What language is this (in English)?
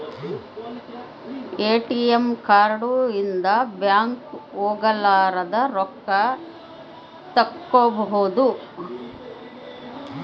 Kannada